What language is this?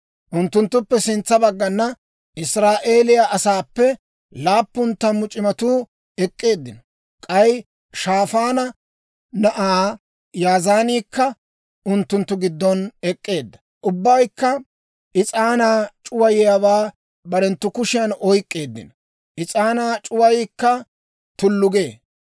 Dawro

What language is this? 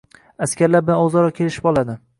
Uzbek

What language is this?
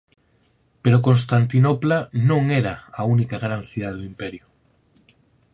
Galician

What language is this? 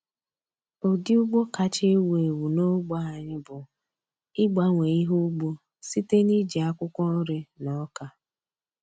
Igbo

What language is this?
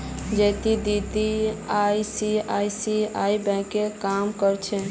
Magahi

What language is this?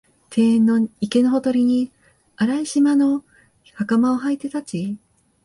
Japanese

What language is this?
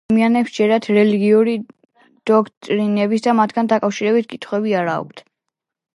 Georgian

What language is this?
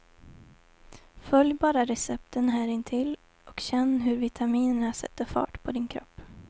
Swedish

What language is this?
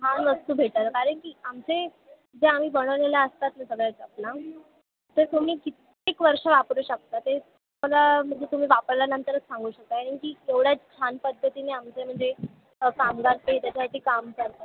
Marathi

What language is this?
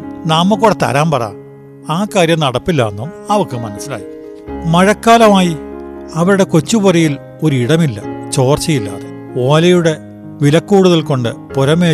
Malayalam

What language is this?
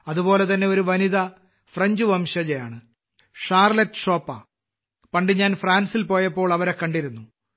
Malayalam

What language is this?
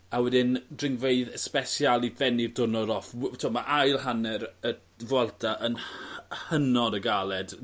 Welsh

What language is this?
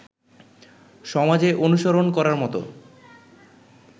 Bangla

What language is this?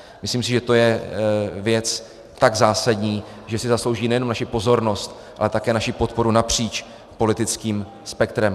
Czech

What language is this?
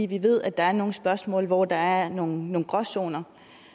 Danish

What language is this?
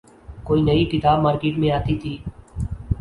Urdu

